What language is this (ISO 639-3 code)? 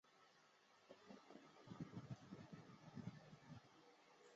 zho